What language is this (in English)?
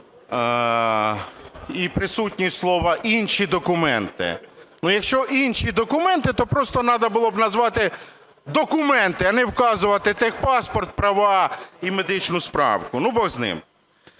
Ukrainian